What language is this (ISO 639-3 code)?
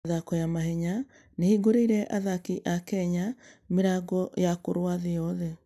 kik